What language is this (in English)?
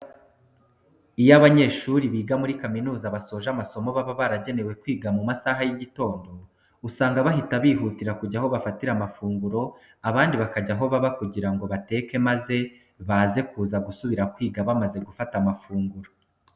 Kinyarwanda